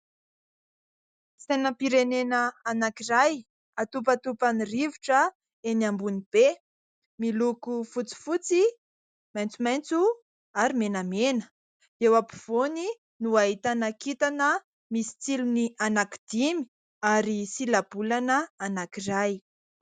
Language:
Malagasy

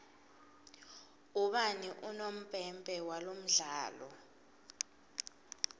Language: Swati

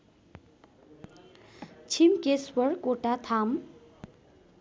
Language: Nepali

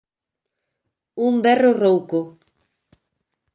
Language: Galician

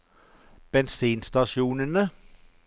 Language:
Norwegian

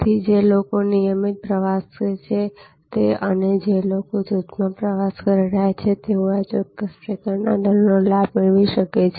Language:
Gujarati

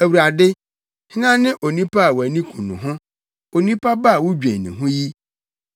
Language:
Akan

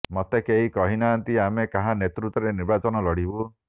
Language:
Odia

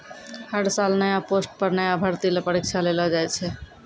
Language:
Maithili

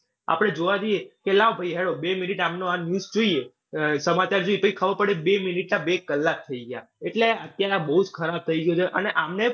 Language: Gujarati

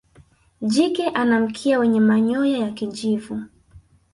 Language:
Swahili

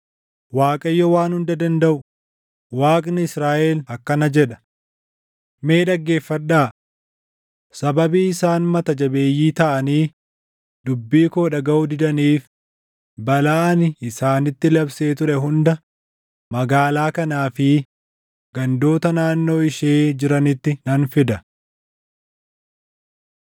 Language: Oromo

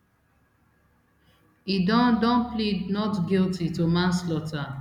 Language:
Nigerian Pidgin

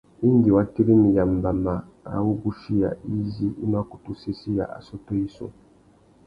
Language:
Tuki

